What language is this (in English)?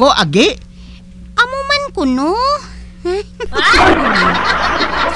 Filipino